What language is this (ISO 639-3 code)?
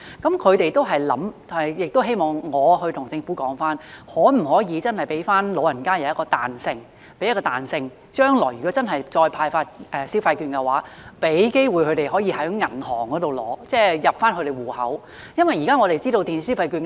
yue